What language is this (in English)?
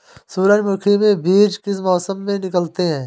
Hindi